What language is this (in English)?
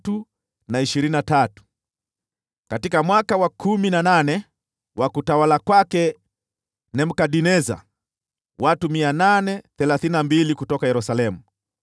Swahili